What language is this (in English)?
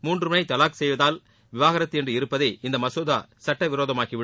Tamil